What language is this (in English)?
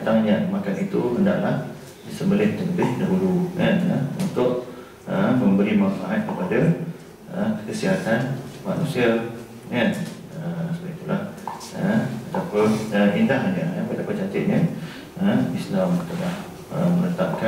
Malay